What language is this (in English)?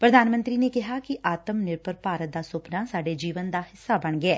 Punjabi